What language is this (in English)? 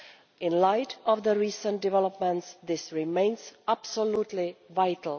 English